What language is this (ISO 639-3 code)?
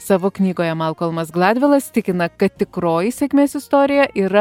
lit